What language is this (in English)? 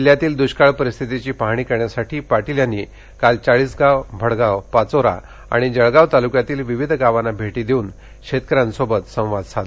Marathi